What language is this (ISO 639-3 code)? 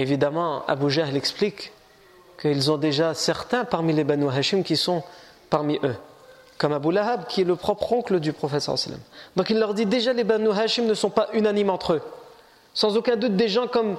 fra